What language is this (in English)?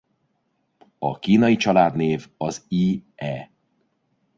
Hungarian